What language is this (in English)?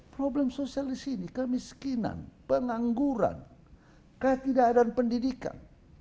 Indonesian